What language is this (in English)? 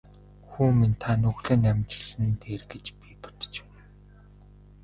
Mongolian